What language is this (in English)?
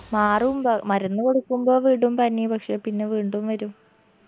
Malayalam